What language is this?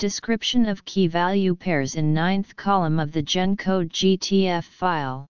English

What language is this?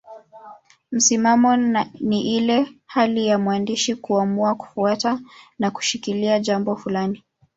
Swahili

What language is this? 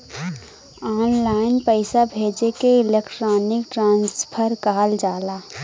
Bhojpuri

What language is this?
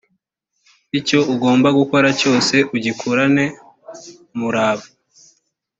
Kinyarwanda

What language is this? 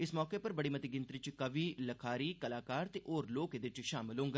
Dogri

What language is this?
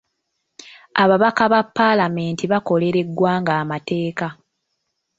Ganda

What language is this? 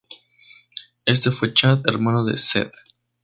Spanish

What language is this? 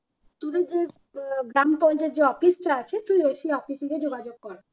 Bangla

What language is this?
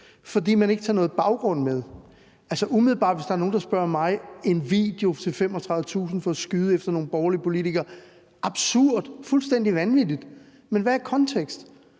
Danish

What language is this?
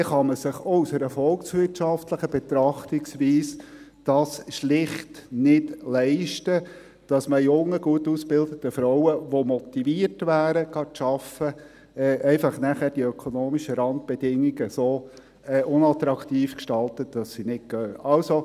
Swiss German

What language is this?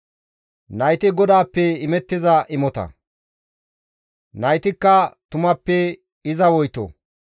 Gamo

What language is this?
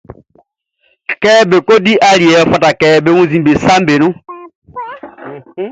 Baoulé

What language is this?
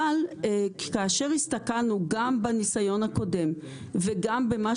Hebrew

